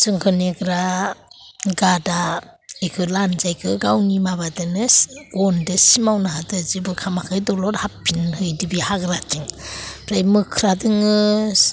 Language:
Bodo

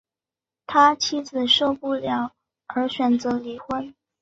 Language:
Chinese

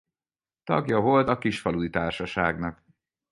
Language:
Hungarian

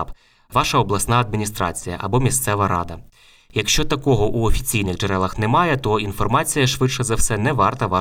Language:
Ukrainian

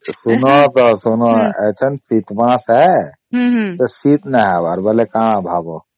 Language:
Odia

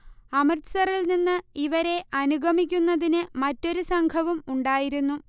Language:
Malayalam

